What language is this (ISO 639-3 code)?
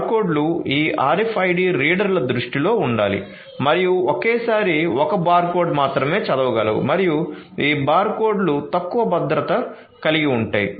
tel